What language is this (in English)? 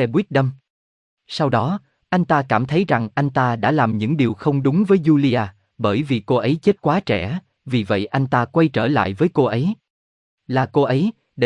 Vietnamese